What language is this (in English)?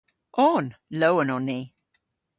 Cornish